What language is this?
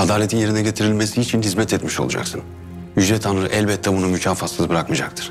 Turkish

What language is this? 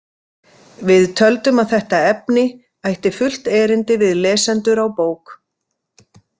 Icelandic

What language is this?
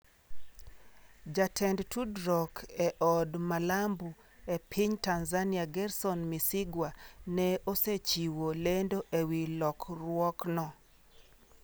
Luo (Kenya and Tanzania)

